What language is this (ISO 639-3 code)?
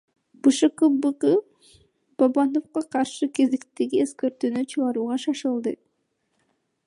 kir